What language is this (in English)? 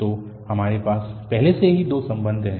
Hindi